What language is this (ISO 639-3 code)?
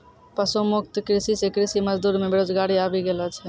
mai